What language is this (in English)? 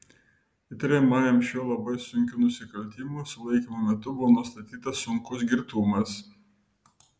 Lithuanian